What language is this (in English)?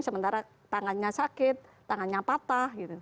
Indonesian